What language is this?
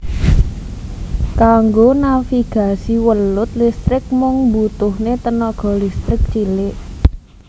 Javanese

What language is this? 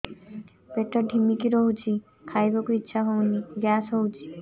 Odia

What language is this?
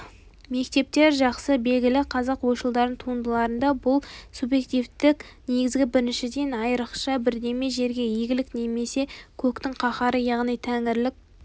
Kazakh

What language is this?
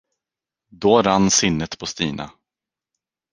Swedish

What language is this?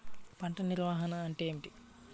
Telugu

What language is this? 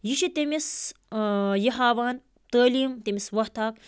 Kashmiri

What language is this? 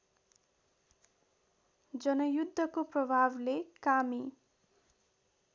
Nepali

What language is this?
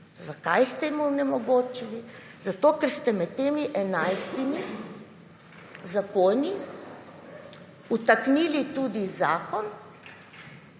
Slovenian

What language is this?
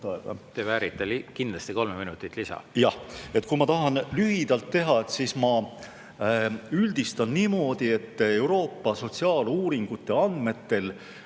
Estonian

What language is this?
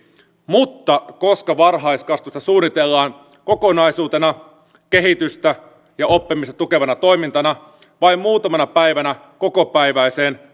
Finnish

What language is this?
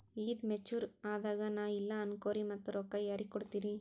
Kannada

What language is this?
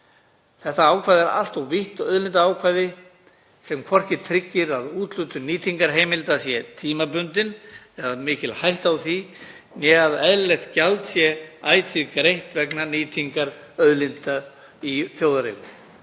Icelandic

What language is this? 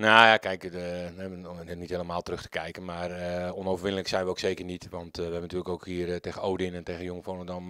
Dutch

